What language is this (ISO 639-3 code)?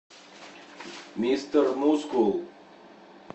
rus